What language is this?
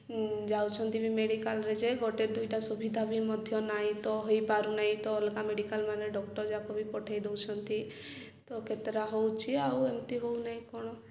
Odia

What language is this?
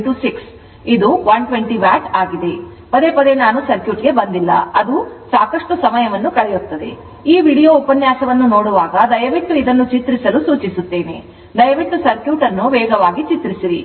Kannada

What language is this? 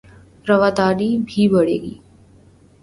Urdu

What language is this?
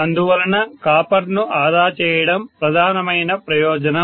Telugu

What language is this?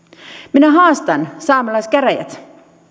Finnish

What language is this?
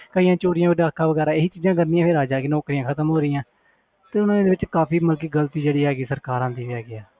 Punjabi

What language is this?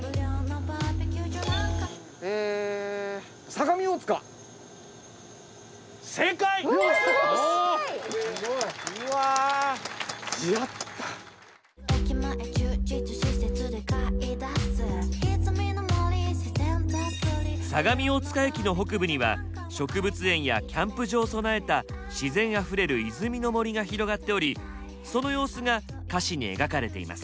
Japanese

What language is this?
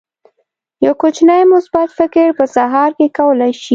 Pashto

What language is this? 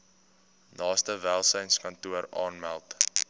Afrikaans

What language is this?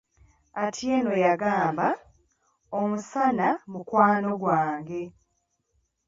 Ganda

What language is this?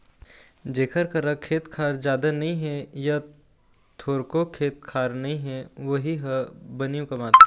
Chhattisgarhi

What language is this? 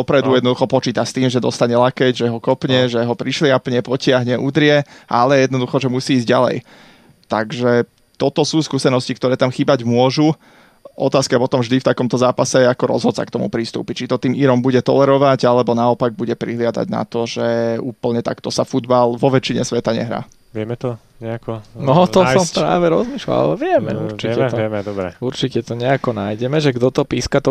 Slovak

